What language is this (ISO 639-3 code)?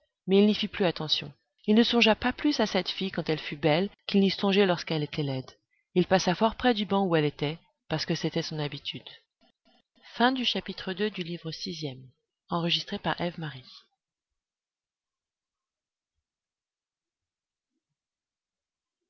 fra